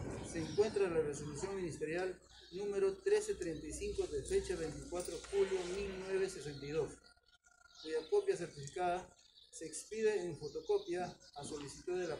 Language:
Spanish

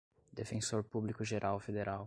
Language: Portuguese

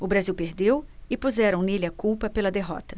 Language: Portuguese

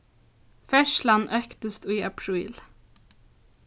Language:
Faroese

